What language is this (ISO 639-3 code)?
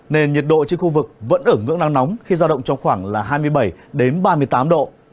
vie